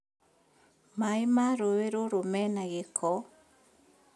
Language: Kikuyu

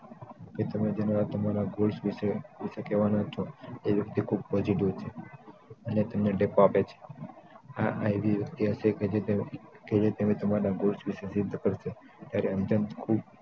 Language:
Gujarati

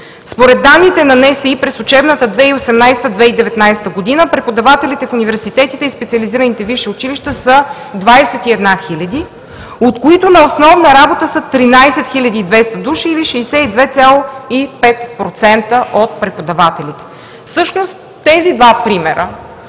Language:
Bulgarian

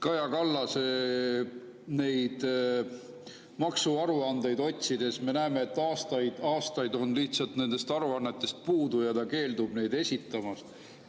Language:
Estonian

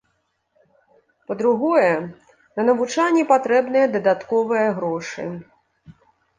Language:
Belarusian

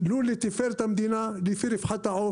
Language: Hebrew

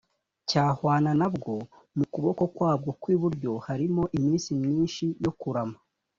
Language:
Kinyarwanda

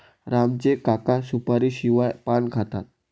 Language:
Marathi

